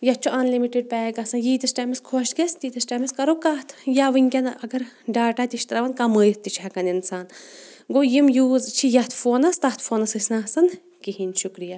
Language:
Kashmiri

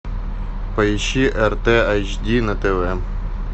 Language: Russian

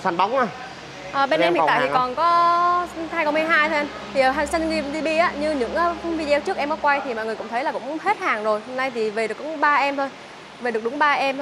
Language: Vietnamese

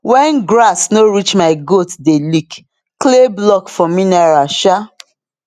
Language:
Nigerian Pidgin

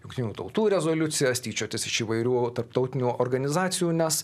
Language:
Lithuanian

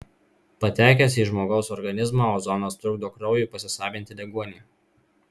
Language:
Lithuanian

